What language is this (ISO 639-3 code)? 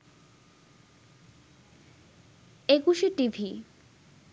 ben